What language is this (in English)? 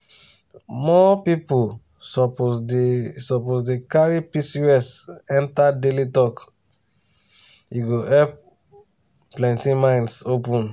Nigerian Pidgin